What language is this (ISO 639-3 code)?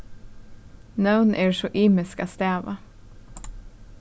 fao